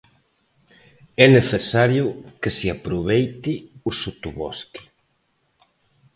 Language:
Galician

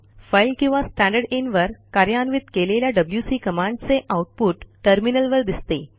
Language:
Marathi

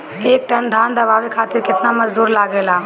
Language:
Bhojpuri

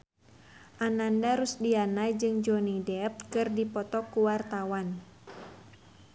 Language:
Sundanese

